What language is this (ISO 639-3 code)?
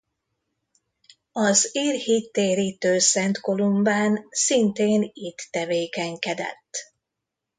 hun